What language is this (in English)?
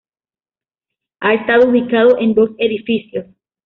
Spanish